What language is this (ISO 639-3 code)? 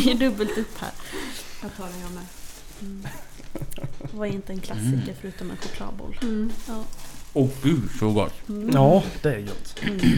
swe